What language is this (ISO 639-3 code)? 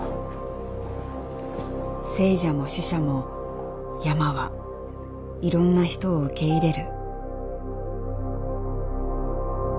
jpn